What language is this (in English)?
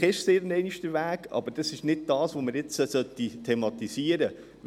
Swiss German